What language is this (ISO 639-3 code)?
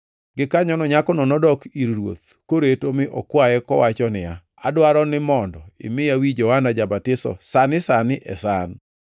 luo